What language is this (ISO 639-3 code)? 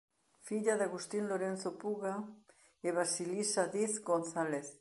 glg